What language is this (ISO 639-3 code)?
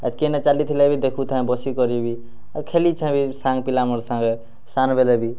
ori